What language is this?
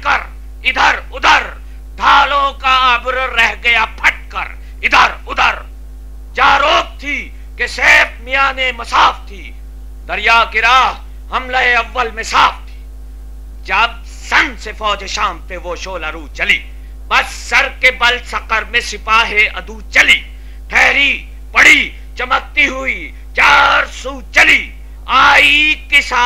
Hindi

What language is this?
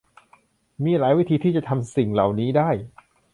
Thai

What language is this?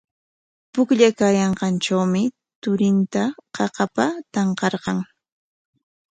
Corongo Ancash Quechua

